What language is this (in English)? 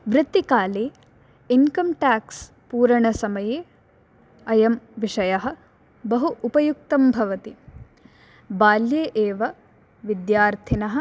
Sanskrit